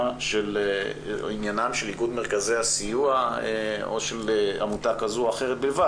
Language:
Hebrew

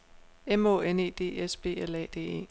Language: Danish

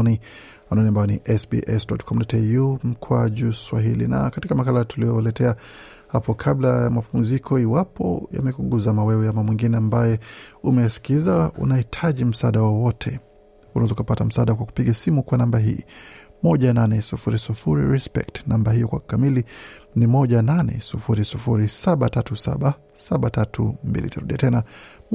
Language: Swahili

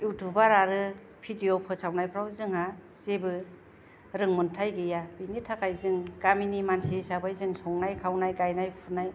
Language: Bodo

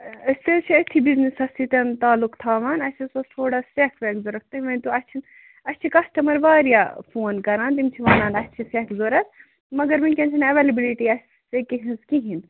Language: Kashmiri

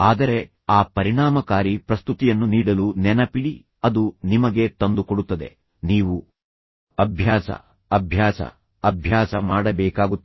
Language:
Kannada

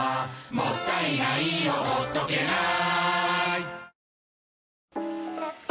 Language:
Japanese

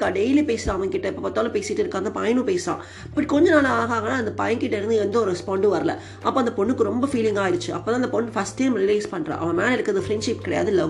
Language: Tamil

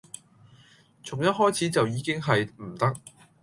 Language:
Cantonese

